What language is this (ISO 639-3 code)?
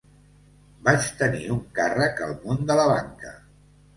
cat